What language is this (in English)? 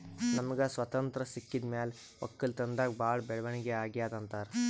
Kannada